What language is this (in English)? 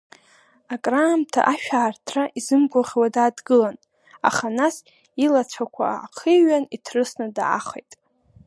Abkhazian